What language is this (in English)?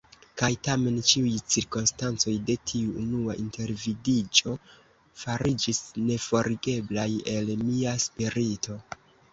Esperanto